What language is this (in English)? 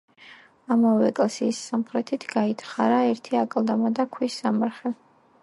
Georgian